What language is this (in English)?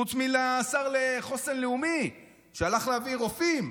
Hebrew